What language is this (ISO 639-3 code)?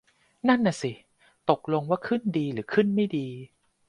tha